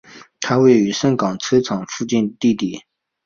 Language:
Chinese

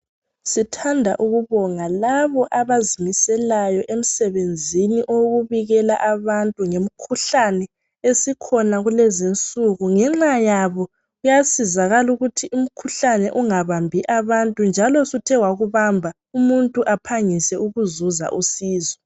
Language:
North Ndebele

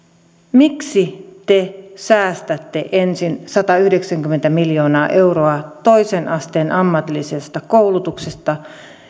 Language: Finnish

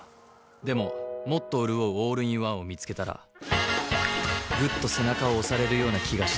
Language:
Japanese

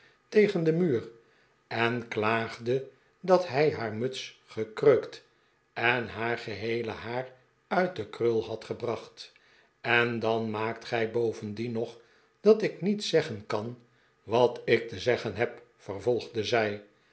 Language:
Dutch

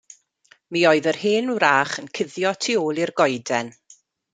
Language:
Welsh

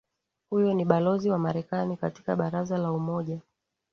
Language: Swahili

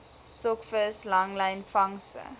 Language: Afrikaans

